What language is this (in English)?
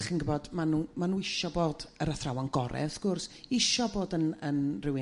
Welsh